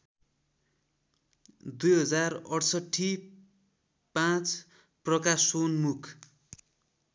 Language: Nepali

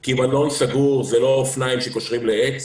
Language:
Hebrew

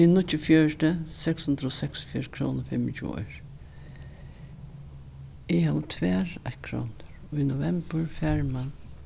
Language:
Faroese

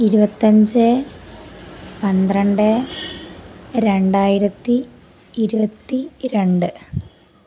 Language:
Malayalam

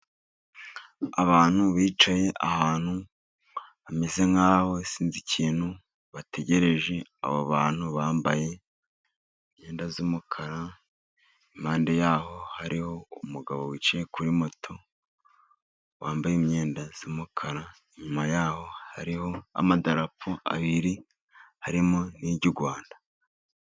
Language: Kinyarwanda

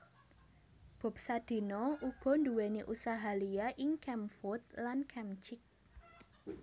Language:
Javanese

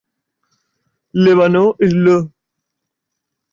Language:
Spanish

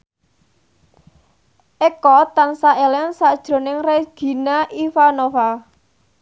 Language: Javanese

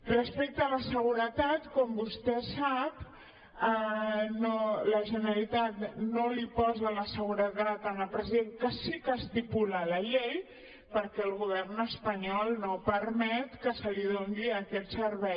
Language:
Catalan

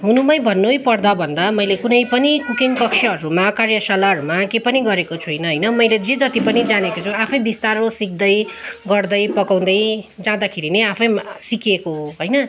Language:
Nepali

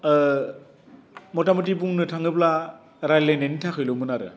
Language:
Bodo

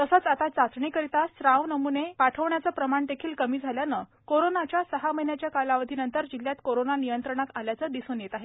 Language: Marathi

